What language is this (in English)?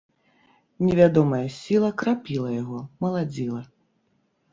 Belarusian